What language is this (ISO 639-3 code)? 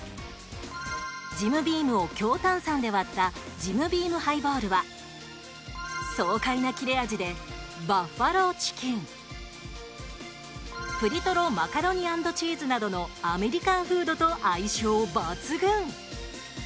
jpn